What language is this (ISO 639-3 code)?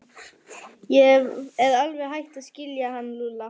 isl